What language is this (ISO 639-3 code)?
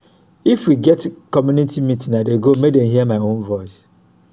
pcm